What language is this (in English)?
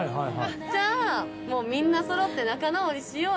Japanese